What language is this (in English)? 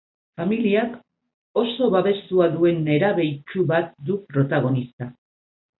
Basque